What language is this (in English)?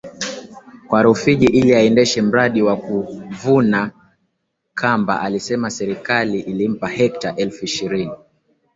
Swahili